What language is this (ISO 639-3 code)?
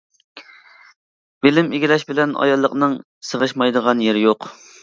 uig